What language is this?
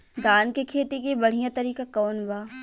Bhojpuri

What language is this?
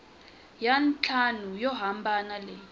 Tsonga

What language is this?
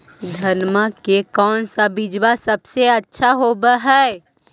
Magahi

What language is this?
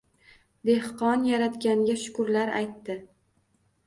Uzbek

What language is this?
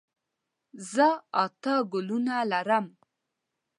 Pashto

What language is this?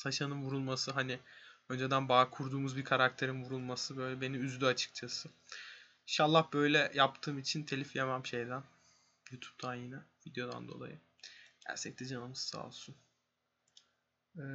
Turkish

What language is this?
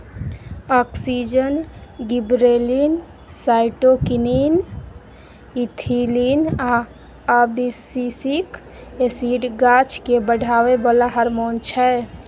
Maithili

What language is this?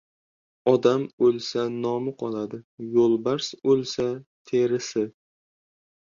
Uzbek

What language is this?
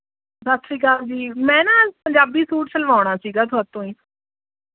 Punjabi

